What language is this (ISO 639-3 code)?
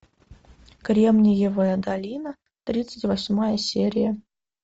rus